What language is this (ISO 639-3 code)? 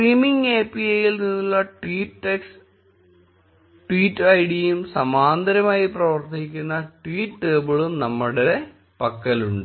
mal